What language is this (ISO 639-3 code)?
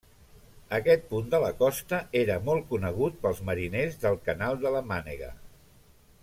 cat